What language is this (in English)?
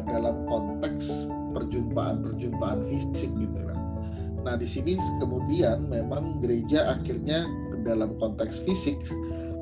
Indonesian